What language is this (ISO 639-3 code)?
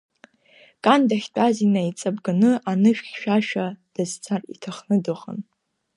abk